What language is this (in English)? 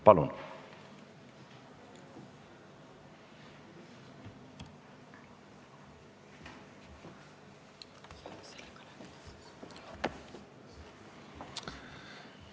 Estonian